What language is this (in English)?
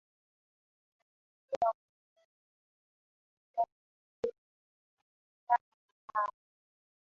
Swahili